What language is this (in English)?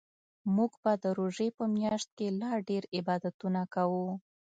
Pashto